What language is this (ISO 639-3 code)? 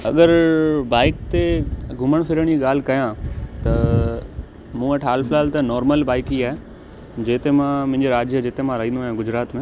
snd